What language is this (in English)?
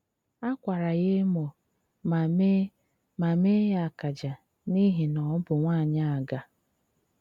Igbo